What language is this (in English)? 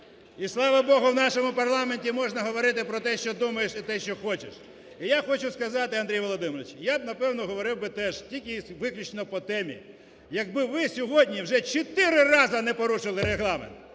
Ukrainian